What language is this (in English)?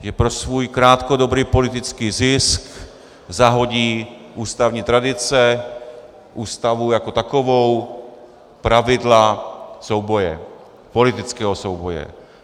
Czech